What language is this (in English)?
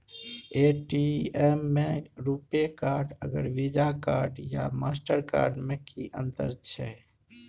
Maithili